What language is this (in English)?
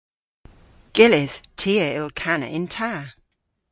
Cornish